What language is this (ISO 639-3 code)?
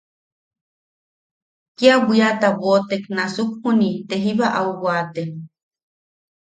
yaq